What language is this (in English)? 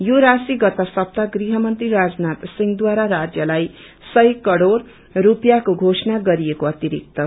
Nepali